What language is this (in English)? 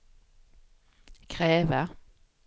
Swedish